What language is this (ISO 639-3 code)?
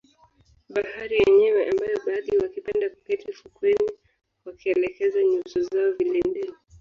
swa